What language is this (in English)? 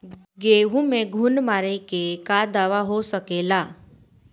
Bhojpuri